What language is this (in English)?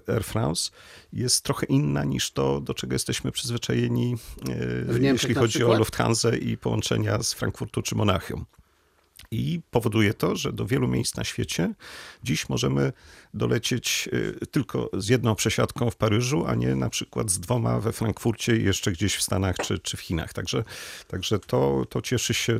Polish